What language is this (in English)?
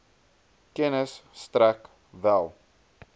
Afrikaans